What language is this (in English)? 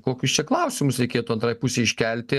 Lithuanian